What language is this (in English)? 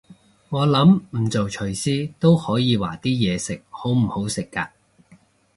Cantonese